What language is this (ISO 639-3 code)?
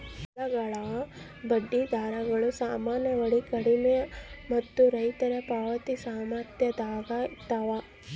kan